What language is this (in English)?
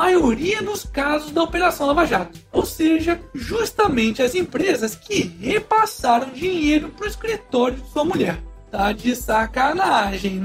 Portuguese